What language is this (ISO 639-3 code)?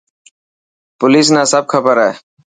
mki